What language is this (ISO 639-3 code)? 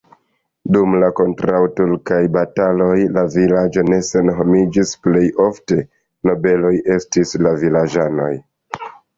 epo